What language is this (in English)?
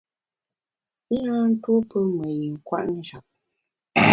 Bamun